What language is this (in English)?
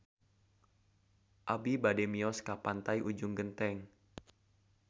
Sundanese